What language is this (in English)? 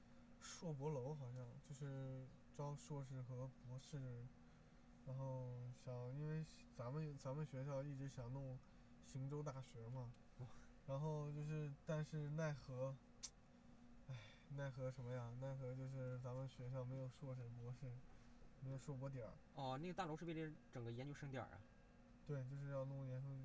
Chinese